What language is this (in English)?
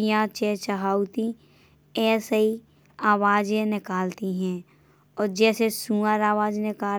Bundeli